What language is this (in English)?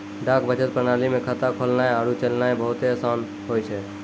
Maithili